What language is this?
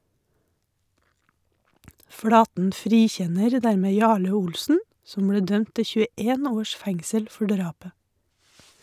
Norwegian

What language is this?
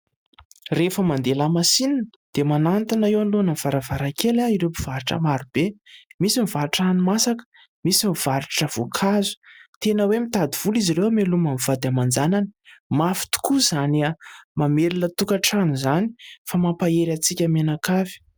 Malagasy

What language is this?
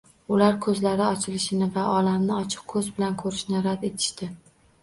Uzbek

